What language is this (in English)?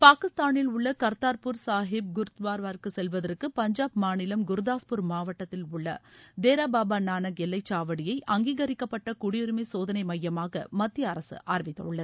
Tamil